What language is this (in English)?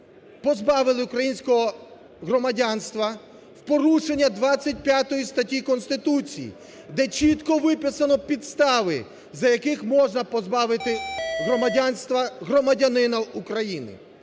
Ukrainian